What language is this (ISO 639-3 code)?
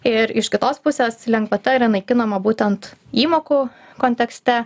lit